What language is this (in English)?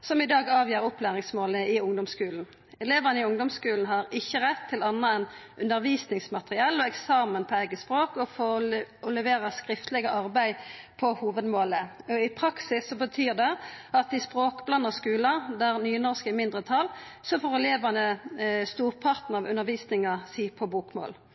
Norwegian Nynorsk